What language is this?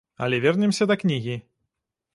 Belarusian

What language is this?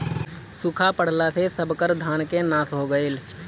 Bhojpuri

